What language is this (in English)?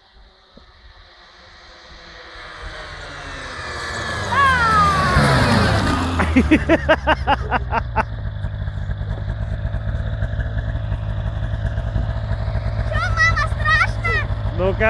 Russian